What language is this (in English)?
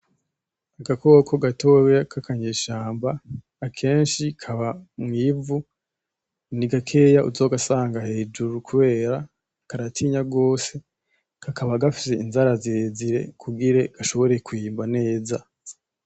Rundi